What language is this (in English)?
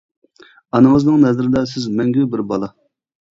Uyghur